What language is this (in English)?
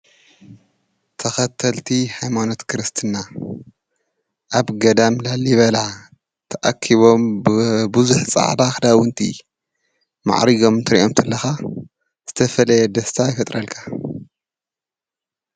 Tigrinya